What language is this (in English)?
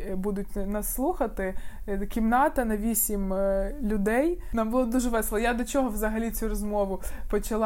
Ukrainian